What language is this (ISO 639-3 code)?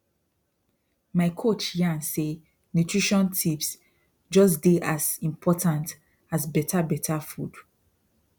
pcm